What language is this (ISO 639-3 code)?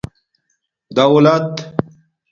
dmk